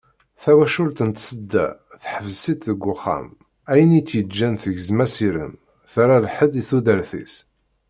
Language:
Kabyle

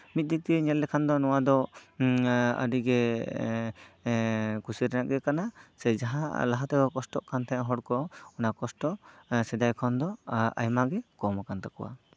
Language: Santali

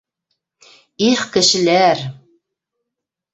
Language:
Bashkir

